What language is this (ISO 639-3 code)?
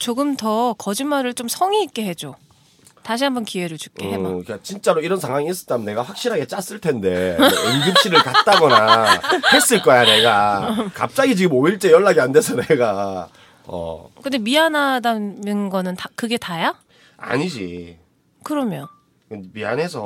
kor